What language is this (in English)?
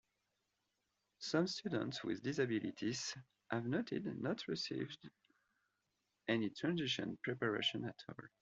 English